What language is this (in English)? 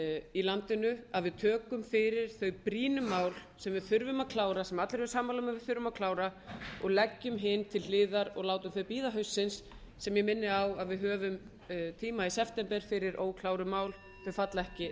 Icelandic